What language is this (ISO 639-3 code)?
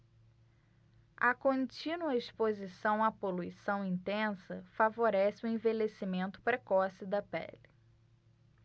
por